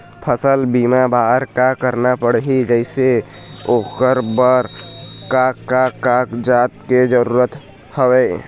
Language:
Chhattisgarhi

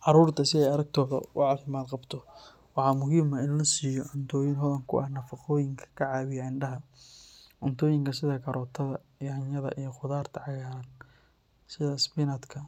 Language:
Somali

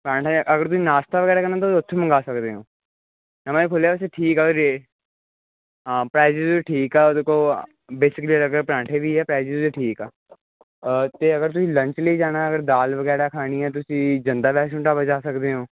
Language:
Punjabi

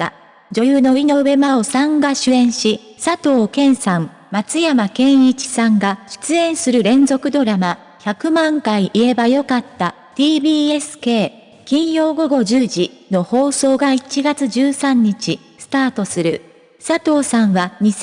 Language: Japanese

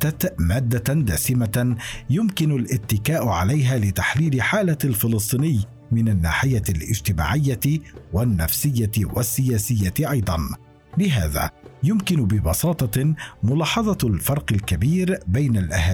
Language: Arabic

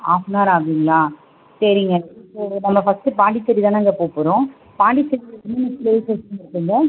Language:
Tamil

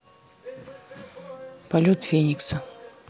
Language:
Russian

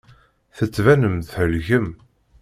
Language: Kabyle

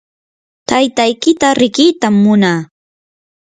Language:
Yanahuanca Pasco Quechua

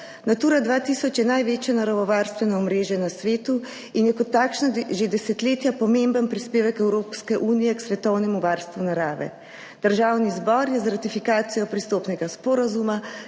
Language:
Slovenian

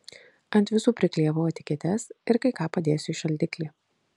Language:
Lithuanian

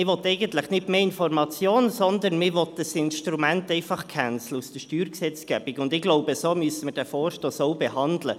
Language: Swiss German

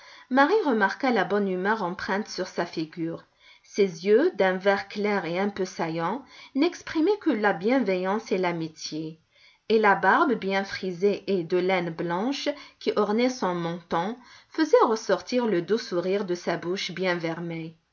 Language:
French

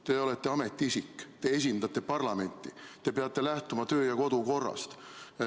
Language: Estonian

